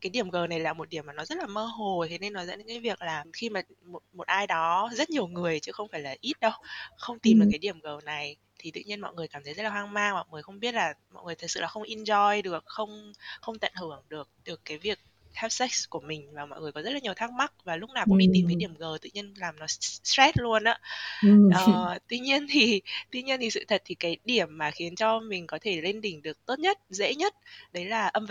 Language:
Vietnamese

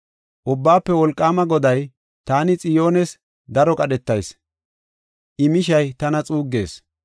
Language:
Gofa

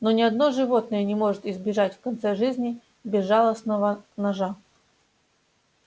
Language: Russian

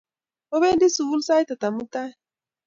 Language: Kalenjin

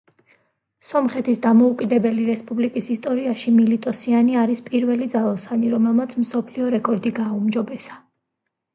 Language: Georgian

